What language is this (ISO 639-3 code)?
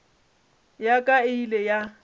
nso